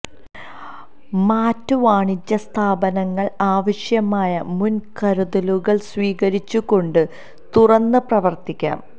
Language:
Malayalam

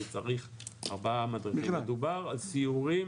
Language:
Hebrew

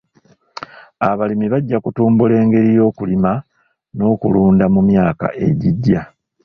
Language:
Ganda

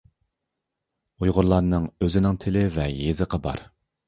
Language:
Uyghur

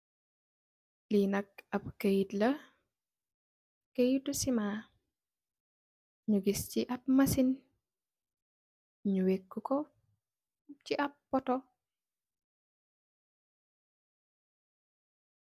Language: Wolof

